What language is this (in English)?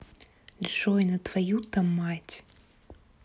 Russian